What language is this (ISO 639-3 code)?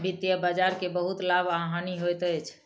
mai